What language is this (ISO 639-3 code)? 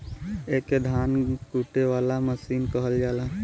bho